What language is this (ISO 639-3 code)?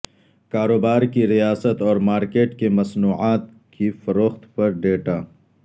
urd